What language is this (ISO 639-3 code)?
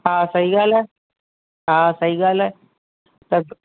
snd